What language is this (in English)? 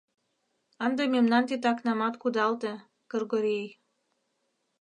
Mari